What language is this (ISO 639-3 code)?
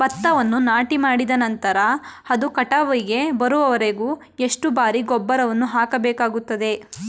kan